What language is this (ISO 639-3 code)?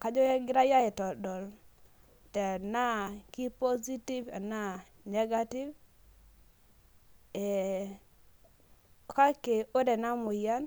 mas